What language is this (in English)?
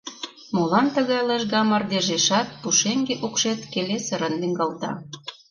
Mari